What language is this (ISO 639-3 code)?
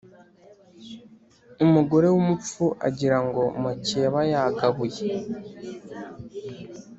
kin